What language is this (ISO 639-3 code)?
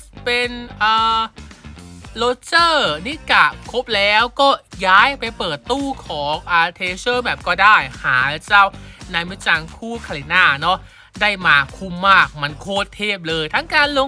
tha